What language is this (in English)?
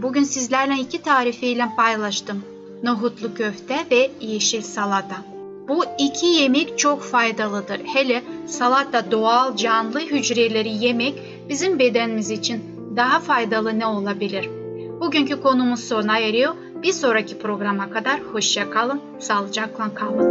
Turkish